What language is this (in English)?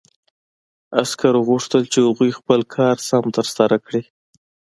Pashto